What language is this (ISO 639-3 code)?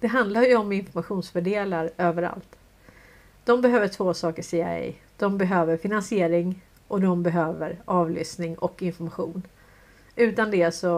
swe